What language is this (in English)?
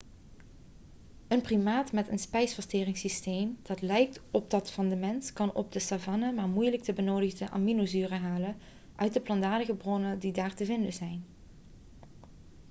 Dutch